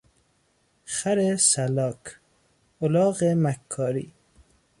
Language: Persian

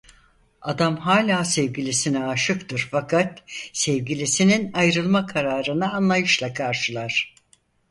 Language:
Turkish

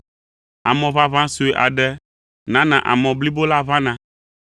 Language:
Ewe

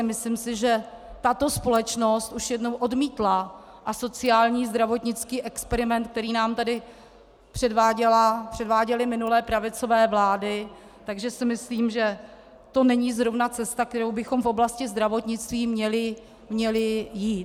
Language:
Czech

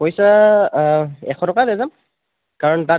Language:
Assamese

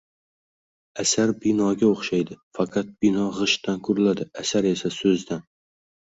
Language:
Uzbek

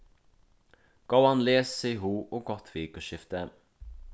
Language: Faroese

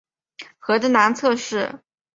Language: Chinese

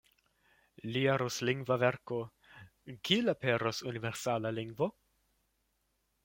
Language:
Esperanto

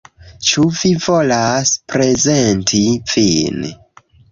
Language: Esperanto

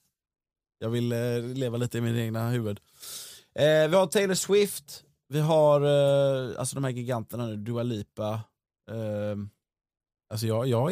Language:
Swedish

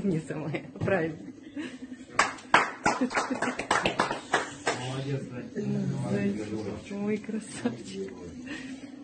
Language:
Russian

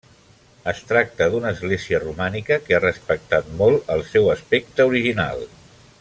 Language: Catalan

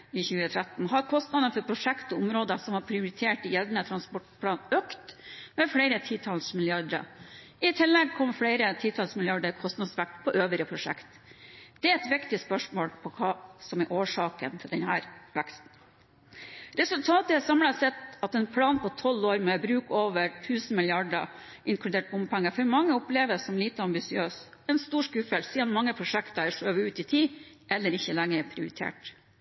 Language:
Norwegian Bokmål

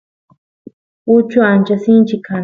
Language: Santiago del Estero Quichua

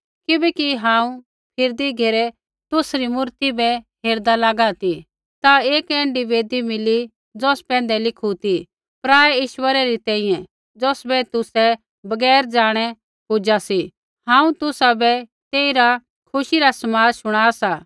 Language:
Kullu Pahari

